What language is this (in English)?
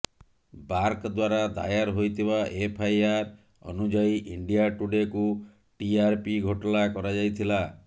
Odia